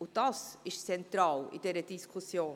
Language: Swiss German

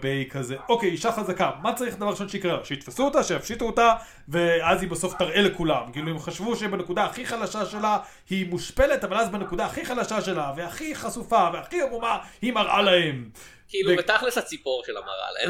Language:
Hebrew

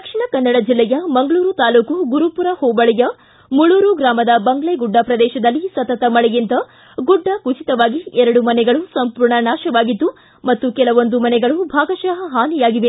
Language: Kannada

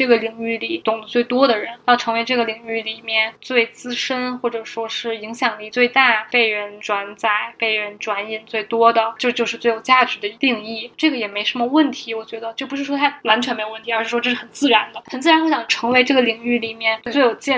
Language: Chinese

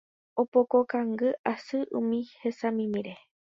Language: Guarani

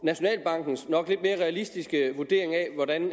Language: Danish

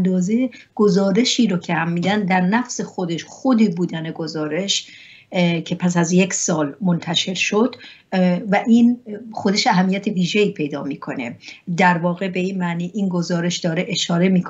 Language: Persian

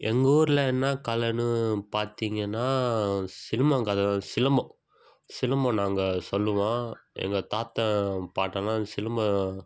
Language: Tamil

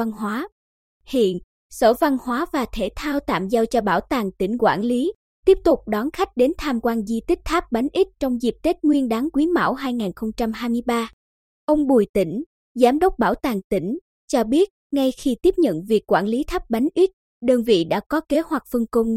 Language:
Vietnamese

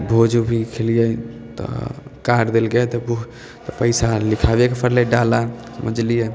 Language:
Maithili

